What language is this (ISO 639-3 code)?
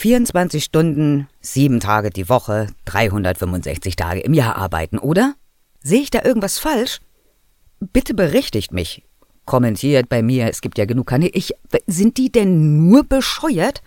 deu